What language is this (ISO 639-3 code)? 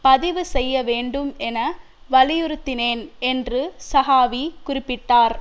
tam